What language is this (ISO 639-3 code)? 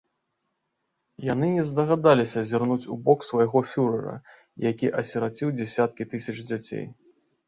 bel